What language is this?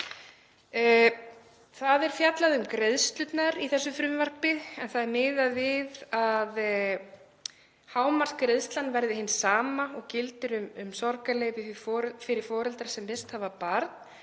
Icelandic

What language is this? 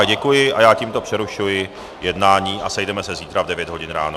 Czech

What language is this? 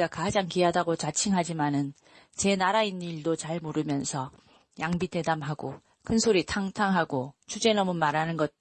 Korean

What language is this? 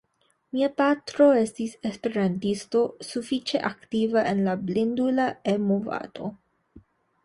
Esperanto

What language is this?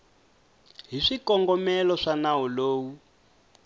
Tsonga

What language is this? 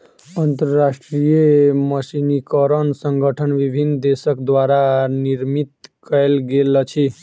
Maithili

